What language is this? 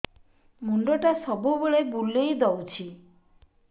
Odia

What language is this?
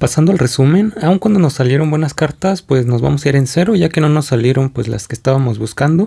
Spanish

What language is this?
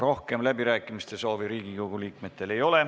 Estonian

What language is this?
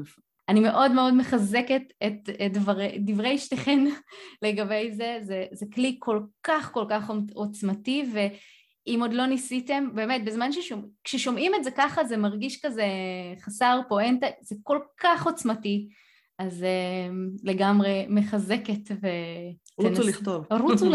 Hebrew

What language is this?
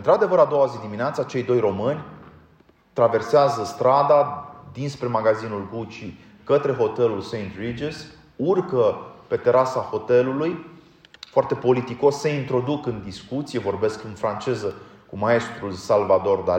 Romanian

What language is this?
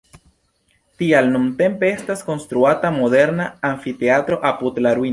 Esperanto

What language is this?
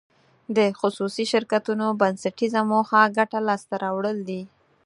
Pashto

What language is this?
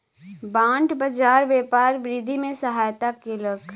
Maithili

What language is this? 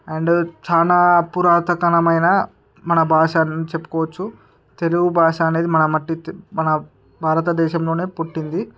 Telugu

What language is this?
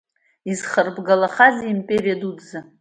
Abkhazian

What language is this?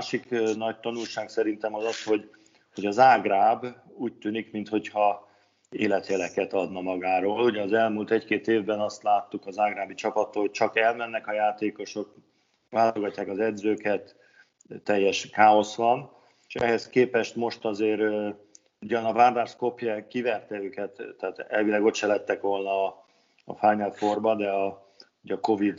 Hungarian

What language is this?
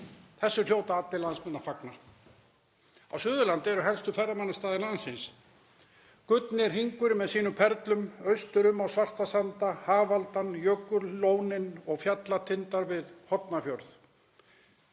Icelandic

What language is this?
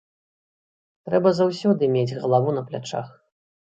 Belarusian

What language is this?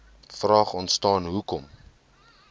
Afrikaans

